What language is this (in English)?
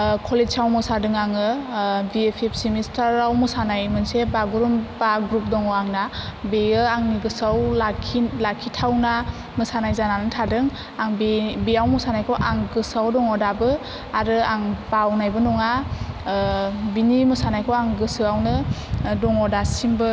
Bodo